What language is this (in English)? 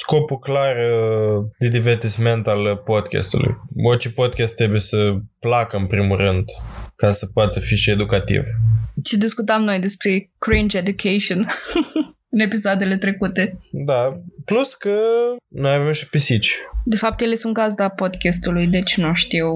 Romanian